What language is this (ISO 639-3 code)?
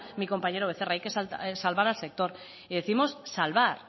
spa